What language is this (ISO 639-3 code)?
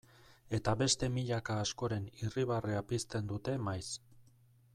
eus